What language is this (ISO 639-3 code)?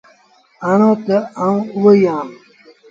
sbn